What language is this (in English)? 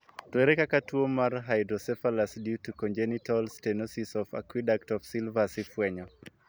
Luo (Kenya and Tanzania)